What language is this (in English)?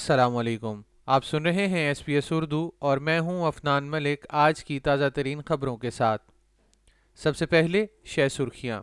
Urdu